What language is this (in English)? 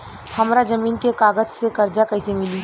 Bhojpuri